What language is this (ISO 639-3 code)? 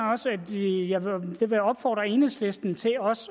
dan